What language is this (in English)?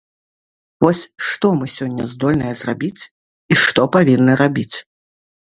Belarusian